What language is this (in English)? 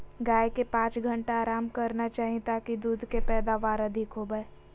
Magahi